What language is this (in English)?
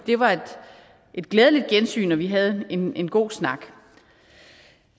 Danish